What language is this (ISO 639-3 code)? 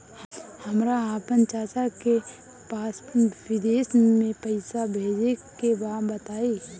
bho